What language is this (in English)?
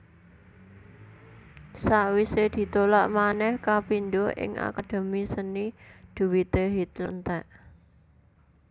Javanese